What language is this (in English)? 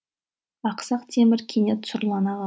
Kazakh